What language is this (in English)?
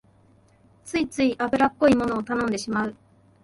Japanese